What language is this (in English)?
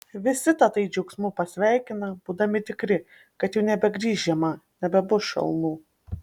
Lithuanian